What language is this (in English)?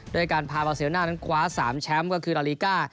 Thai